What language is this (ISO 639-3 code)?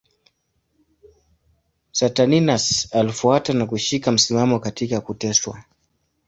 swa